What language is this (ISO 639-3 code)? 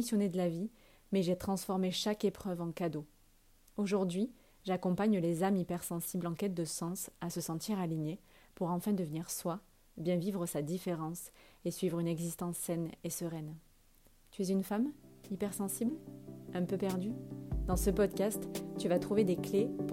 fra